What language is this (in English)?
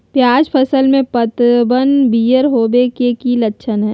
Magahi